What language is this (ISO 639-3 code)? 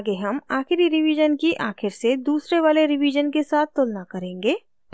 hin